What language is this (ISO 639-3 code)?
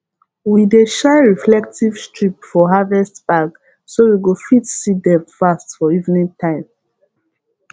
pcm